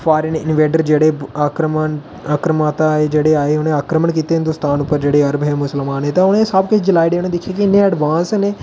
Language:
Dogri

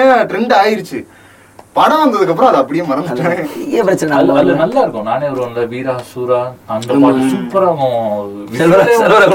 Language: Tamil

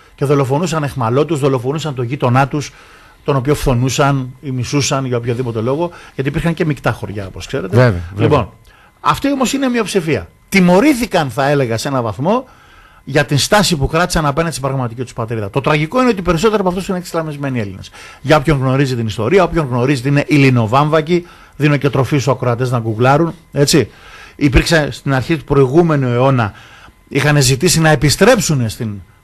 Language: Greek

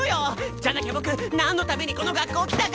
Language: Japanese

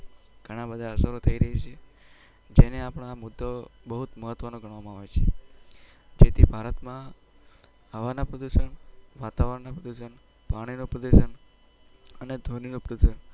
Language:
Gujarati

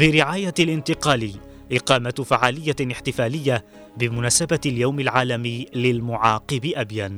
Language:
Arabic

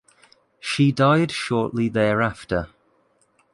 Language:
English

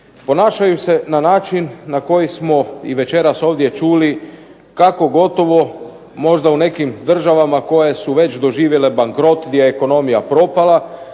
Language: Croatian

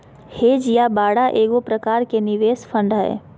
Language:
Magahi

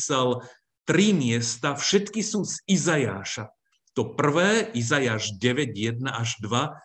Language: Slovak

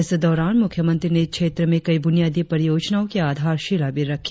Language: Hindi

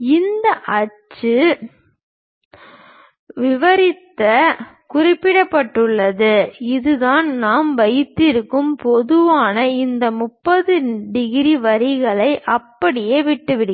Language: Tamil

